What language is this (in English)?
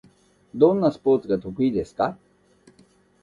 Japanese